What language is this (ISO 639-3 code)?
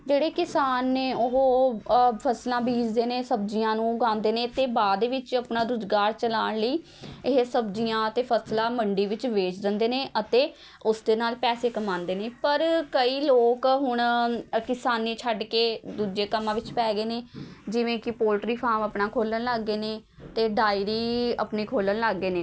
pan